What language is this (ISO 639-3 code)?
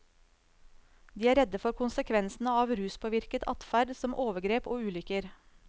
nor